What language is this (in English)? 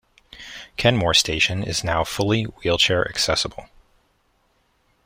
English